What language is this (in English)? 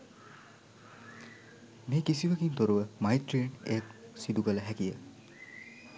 Sinhala